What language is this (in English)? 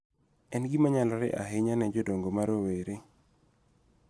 Luo (Kenya and Tanzania)